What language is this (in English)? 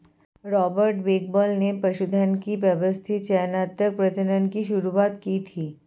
Hindi